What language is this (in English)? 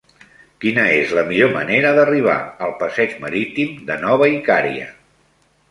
Catalan